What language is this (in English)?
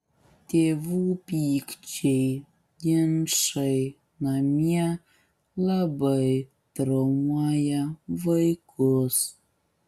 Lithuanian